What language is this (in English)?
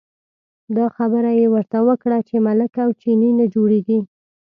Pashto